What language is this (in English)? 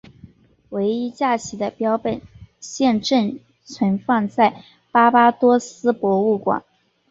Chinese